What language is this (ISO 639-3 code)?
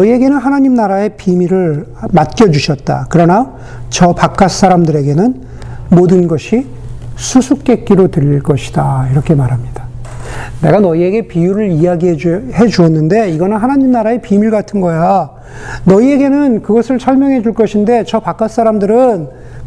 kor